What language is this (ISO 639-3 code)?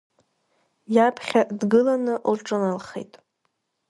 abk